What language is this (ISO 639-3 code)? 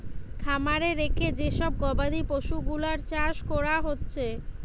ben